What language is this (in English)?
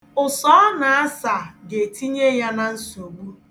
Igbo